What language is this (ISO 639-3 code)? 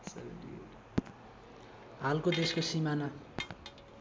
nep